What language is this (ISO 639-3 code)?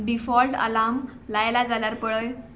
kok